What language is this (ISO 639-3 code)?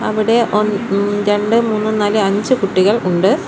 mal